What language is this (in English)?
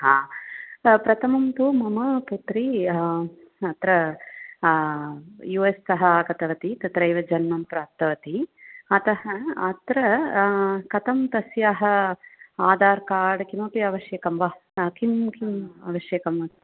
Sanskrit